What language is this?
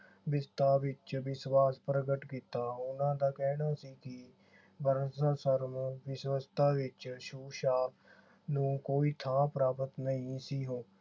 Punjabi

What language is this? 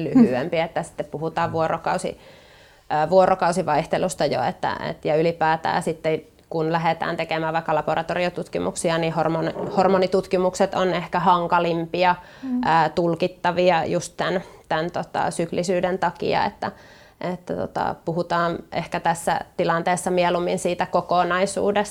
Finnish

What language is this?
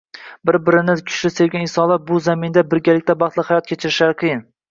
Uzbek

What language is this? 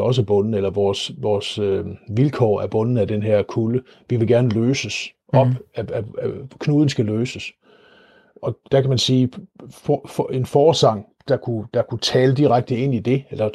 Danish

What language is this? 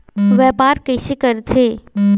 Chhattisgarhi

